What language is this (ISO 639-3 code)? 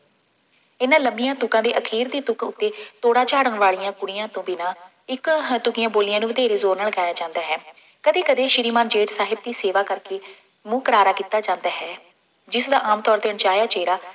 pan